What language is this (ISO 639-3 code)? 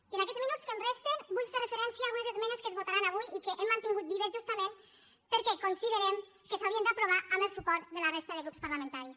cat